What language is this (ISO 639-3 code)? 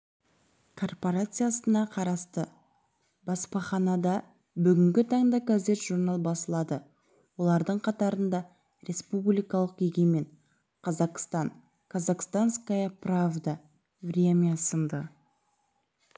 kaz